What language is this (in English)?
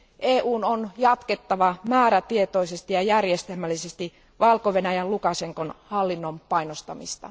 Finnish